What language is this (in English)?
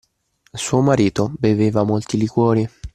Italian